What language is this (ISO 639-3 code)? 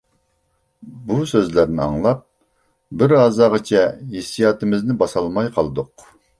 uig